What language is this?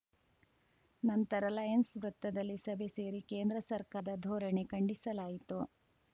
Kannada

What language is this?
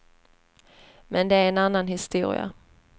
Swedish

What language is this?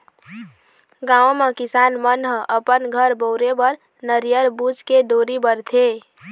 Chhattisgarhi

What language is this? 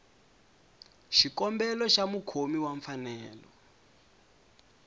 Tsonga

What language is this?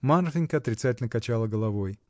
Russian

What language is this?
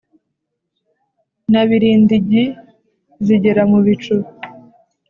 Kinyarwanda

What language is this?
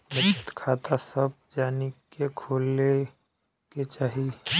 Bhojpuri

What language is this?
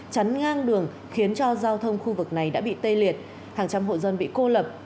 Vietnamese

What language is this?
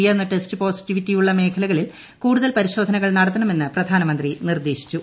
Malayalam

